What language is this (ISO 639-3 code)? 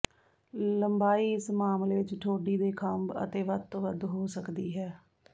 pan